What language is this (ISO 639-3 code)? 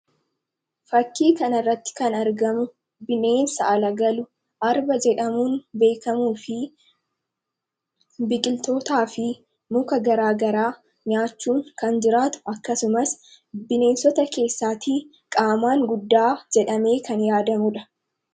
orm